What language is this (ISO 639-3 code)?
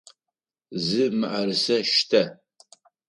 ady